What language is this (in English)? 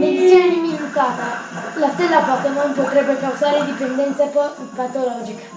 Italian